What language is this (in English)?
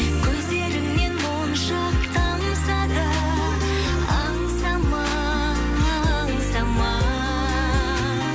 Kazakh